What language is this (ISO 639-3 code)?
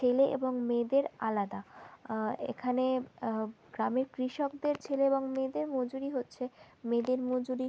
ben